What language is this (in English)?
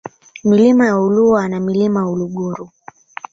Swahili